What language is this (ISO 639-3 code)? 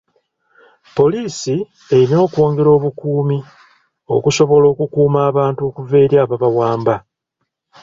lug